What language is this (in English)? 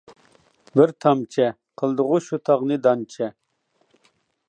Uyghur